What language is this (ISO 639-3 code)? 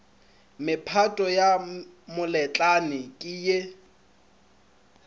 nso